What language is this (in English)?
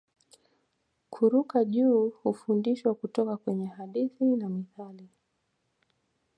Swahili